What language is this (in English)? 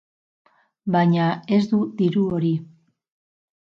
Basque